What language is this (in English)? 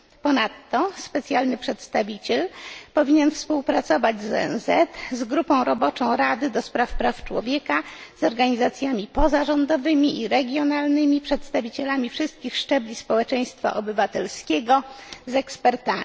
Polish